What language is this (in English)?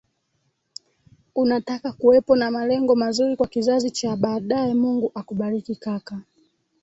Swahili